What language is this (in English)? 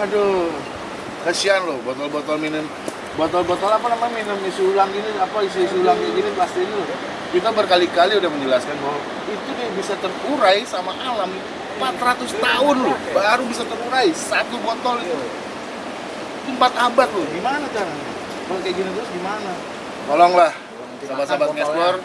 Indonesian